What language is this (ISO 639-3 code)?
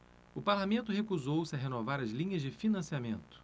por